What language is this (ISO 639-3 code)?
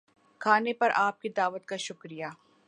urd